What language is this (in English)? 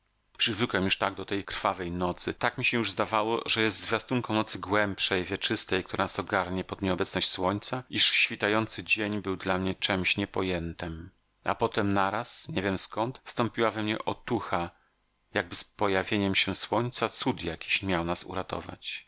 Polish